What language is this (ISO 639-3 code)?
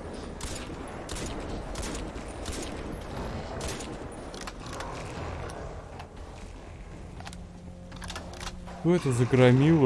rus